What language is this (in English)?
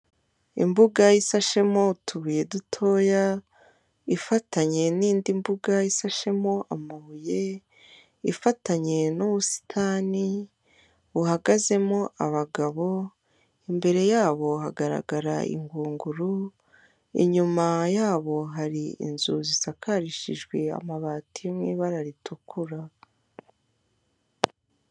Kinyarwanda